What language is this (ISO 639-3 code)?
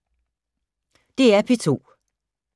dan